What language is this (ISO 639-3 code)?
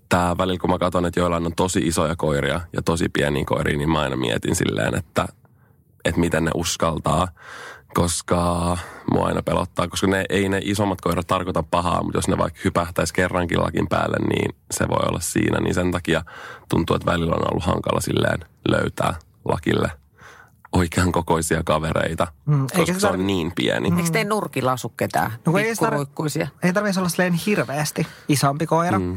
fin